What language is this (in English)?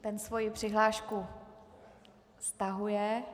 Czech